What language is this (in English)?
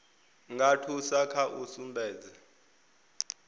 Venda